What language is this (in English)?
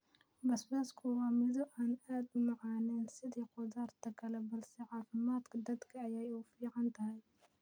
Somali